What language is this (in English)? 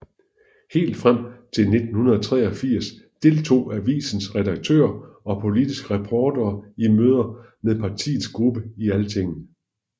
Danish